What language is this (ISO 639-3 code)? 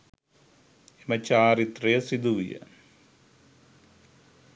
sin